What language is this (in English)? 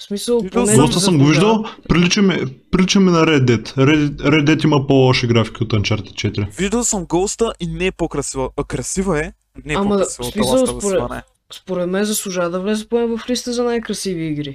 Bulgarian